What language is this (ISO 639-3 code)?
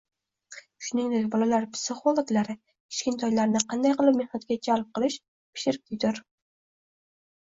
uzb